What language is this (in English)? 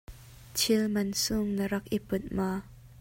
Hakha Chin